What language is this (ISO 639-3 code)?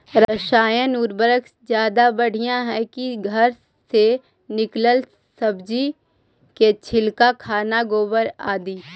mag